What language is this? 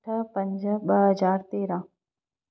Sindhi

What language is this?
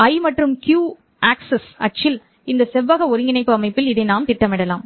Tamil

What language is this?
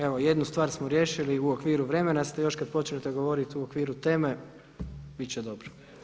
Croatian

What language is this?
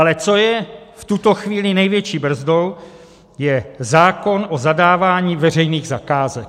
Czech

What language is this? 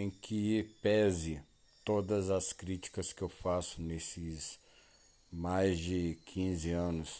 Portuguese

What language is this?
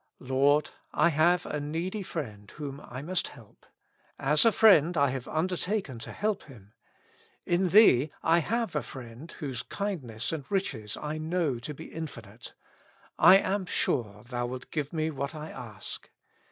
English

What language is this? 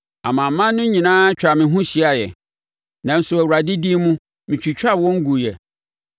Akan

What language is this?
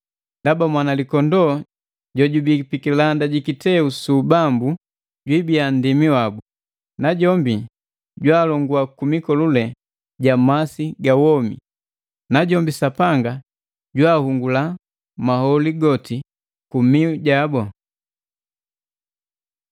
Matengo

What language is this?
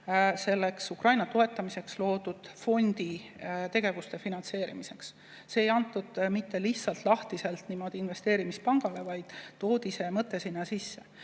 Estonian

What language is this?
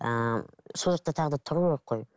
Kazakh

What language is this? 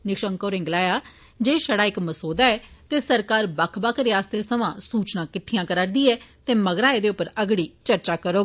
Dogri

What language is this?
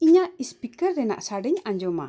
Santali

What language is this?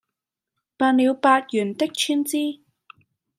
Cantonese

